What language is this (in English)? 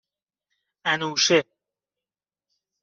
Persian